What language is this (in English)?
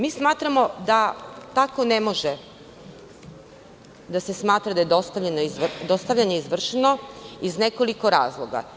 Serbian